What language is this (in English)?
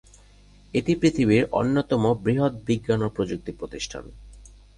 Bangla